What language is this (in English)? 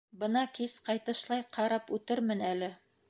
Bashkir